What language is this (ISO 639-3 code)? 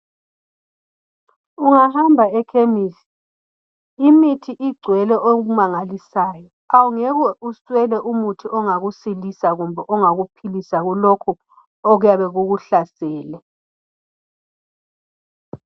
nde